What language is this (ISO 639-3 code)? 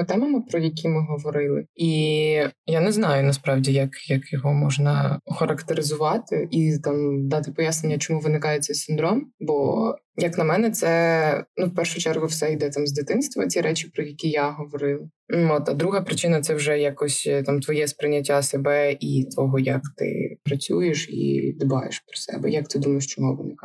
ukr